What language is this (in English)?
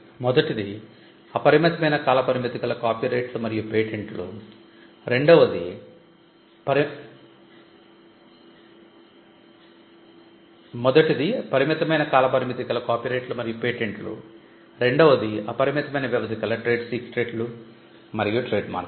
Telugu